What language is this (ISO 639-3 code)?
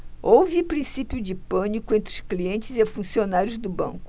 por